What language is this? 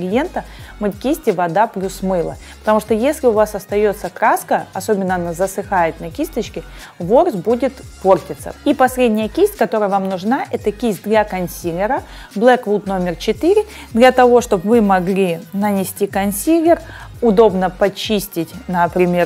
Russian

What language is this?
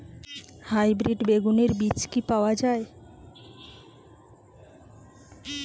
Bangla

